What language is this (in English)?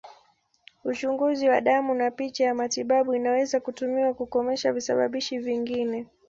Swahili